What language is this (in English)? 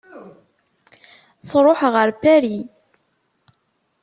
Kabyle